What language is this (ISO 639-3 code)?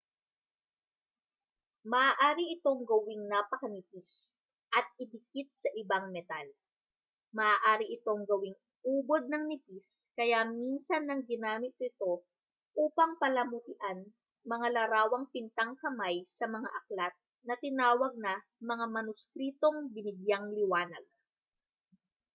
fil